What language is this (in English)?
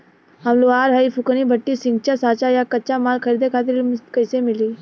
Bhojpuri